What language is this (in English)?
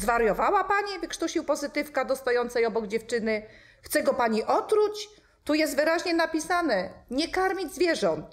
Polish